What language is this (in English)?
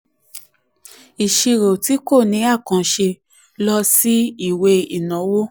Yoruba